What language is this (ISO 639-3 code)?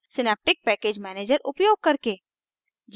hin